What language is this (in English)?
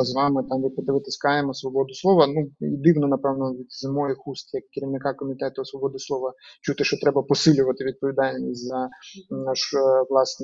Ukrainian